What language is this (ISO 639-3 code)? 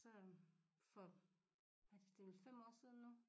dan